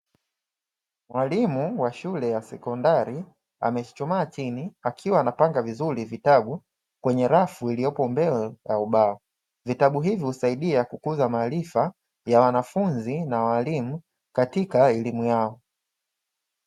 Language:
Swahili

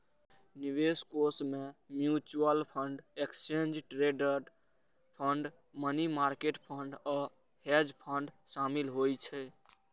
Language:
Maithili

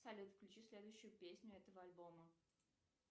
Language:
Russian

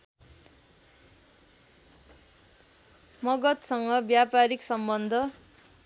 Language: Nepali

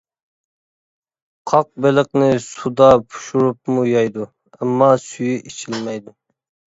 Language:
Uyghur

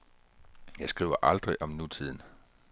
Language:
Danish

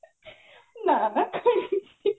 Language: Odia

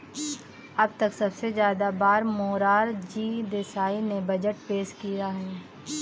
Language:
Hindi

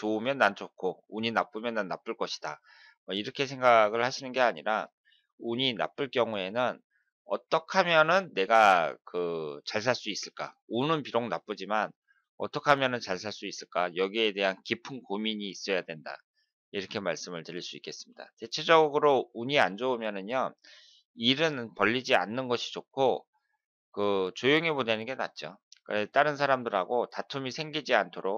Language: Korean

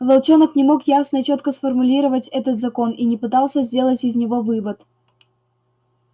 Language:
Russian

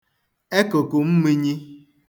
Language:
Igbo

